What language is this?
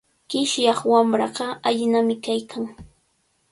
Cajatambo North Lima Quechua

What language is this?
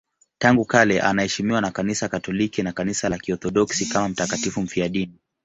Swahili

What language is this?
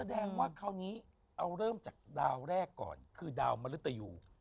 Thai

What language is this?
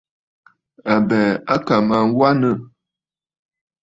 Bafut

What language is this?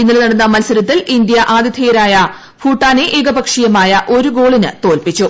Malayalam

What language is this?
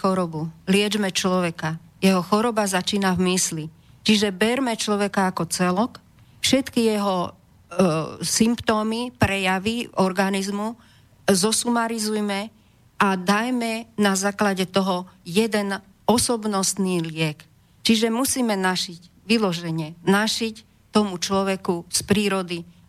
Slovak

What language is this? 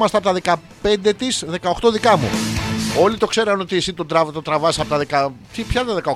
Greek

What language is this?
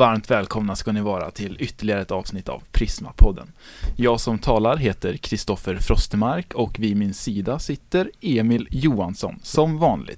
Swedish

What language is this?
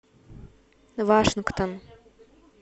Russian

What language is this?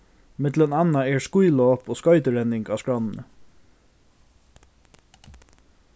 Faroese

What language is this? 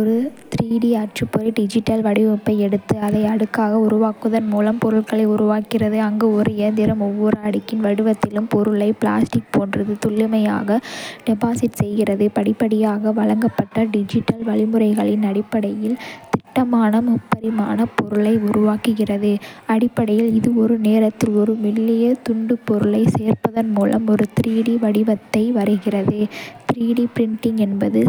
Kota (India)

